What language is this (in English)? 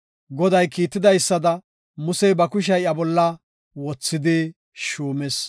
Gofa